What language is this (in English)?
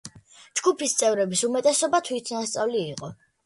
Georgian